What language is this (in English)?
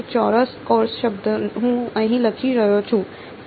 Gujarati